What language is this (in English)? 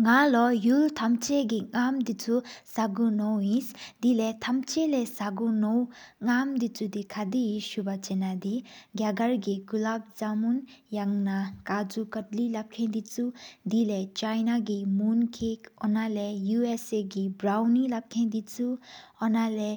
Sikkimese